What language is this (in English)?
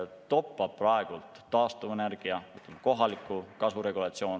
Estonian